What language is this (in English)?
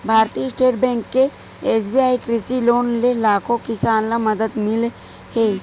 Chhattisgarhi